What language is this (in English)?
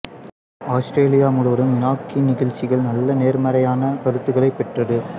Tamil